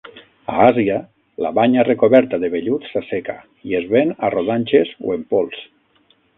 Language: Catalan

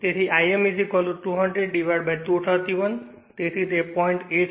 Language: Gujarati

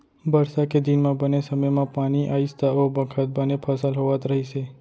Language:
Chhattisgarhi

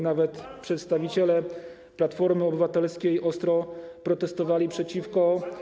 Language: Polish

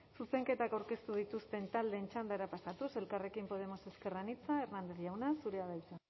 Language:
Basque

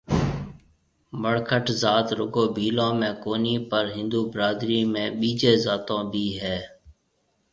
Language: Marwari (Pakistan)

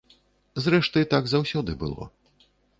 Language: Belarusian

